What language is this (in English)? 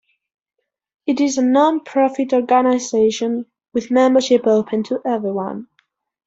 English